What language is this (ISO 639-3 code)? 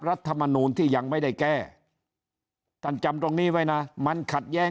tha